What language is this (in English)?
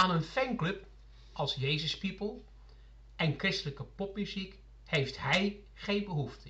Dutch